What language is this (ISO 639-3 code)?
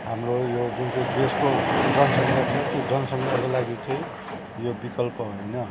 nep